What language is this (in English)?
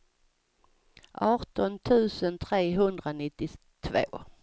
Swedish